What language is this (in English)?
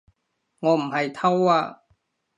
Cantonese